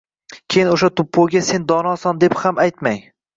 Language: Uzbek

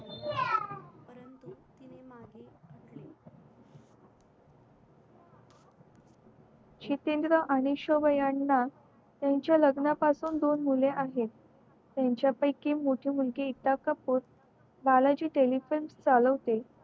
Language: Marathi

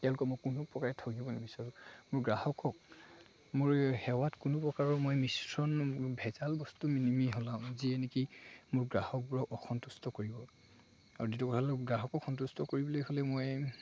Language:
Assamese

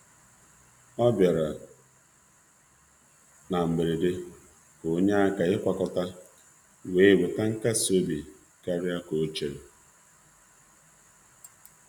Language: Igbo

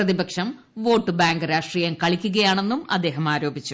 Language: Malayalam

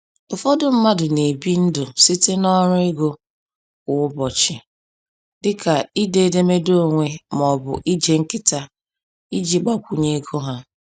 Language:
Igbo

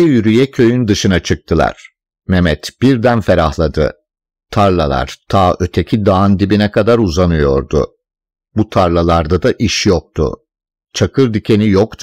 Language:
Turkish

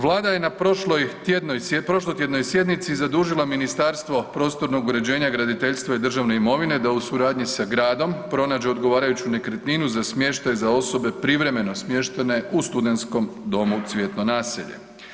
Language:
Croatian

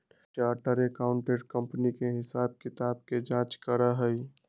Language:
Magahi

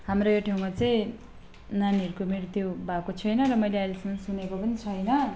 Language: Nepali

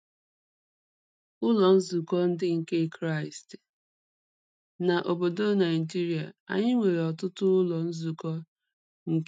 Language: Igbo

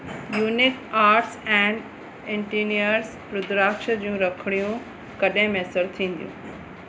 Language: Sindhi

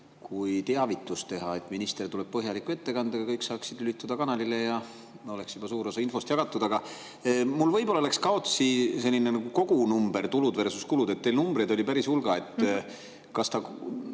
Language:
Estonian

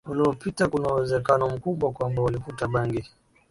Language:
Swahili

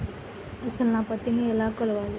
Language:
Telugu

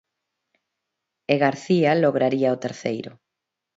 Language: Galician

